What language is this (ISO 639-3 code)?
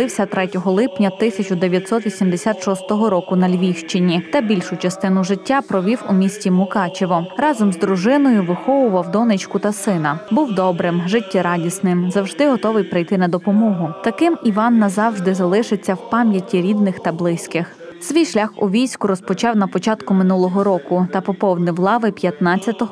ukr